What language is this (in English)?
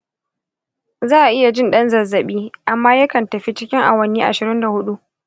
Hausa